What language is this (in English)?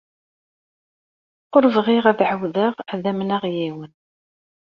Kabyle